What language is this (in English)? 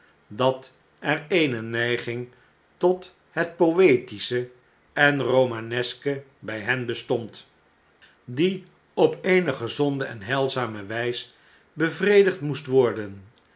Dutch